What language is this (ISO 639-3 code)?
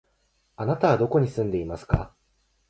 jpn